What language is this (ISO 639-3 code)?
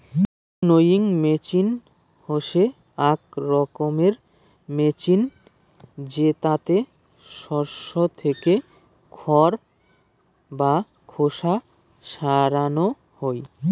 ben